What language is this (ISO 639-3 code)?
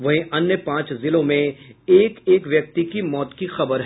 hin